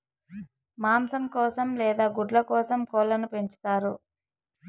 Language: Telugu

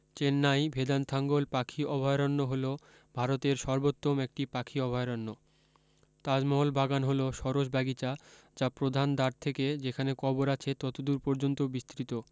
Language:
Bangla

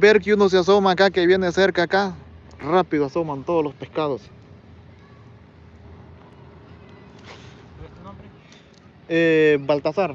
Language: Spanish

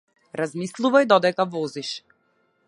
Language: Macedonian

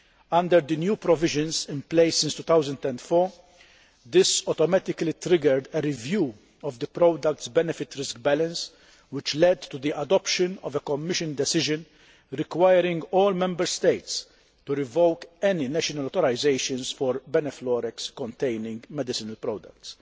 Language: English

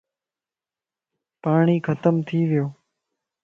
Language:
Lasi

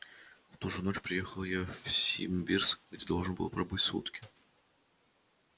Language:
Russian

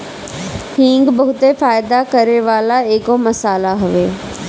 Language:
Bhojpuri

